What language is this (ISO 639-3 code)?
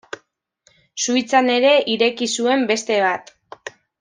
eus